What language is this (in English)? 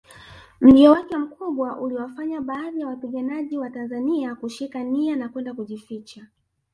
Swahili